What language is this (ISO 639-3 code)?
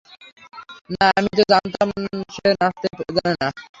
ben